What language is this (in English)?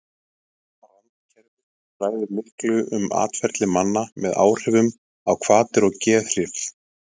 Icelandic